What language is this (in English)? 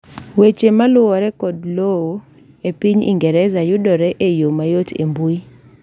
Luo (Kenya and Tanzania)